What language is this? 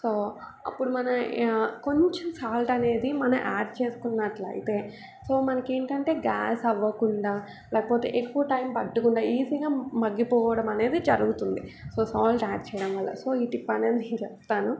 Telugu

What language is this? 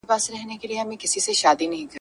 Pashto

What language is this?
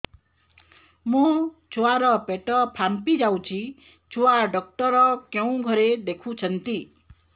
Odia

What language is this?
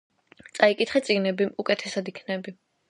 Georgian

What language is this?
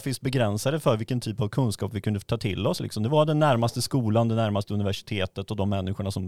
Swedish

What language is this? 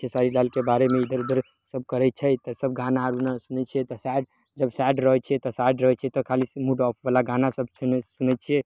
Maithili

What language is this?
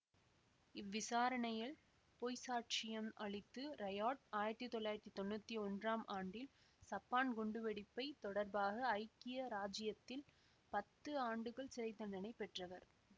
Tamil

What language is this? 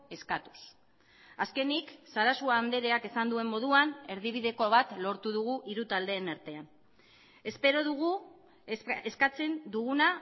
Basque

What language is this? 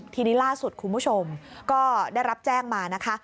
Thai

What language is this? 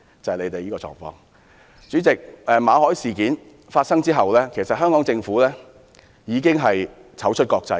Cantonese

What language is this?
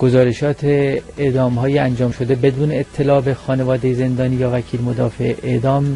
Persian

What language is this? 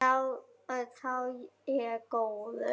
Icelandic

